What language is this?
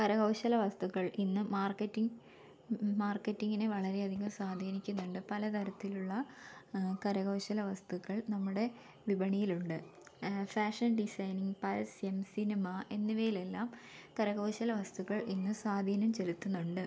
Malayalam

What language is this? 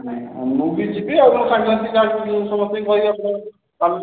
Odia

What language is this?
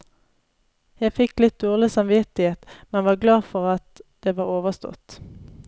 Norwegian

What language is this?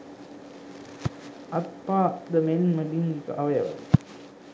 Sinhala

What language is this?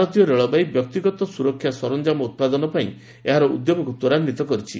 Odia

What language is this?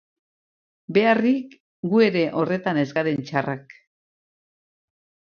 Basque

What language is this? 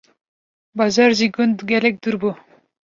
Kurdish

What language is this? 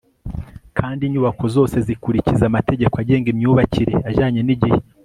Kinyarwanda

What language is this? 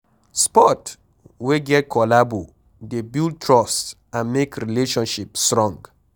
Nigerian Pidgin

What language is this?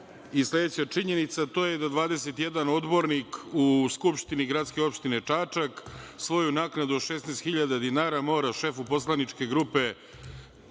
Serbian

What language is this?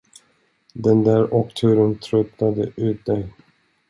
Swedish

